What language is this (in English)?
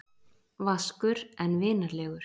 Icelandic